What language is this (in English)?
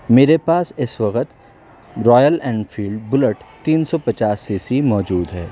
Urdu